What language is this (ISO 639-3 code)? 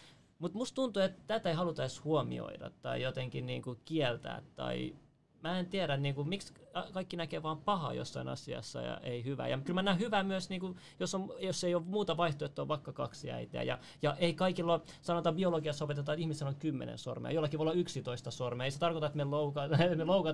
fin